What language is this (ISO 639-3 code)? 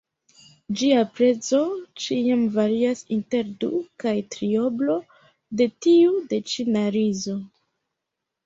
epo